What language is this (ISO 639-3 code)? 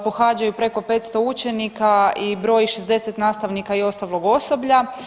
hrv